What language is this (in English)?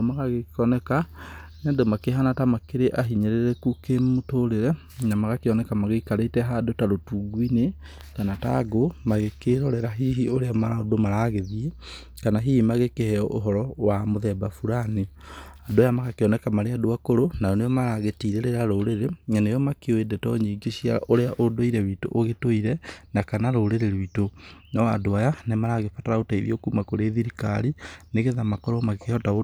Kikuyu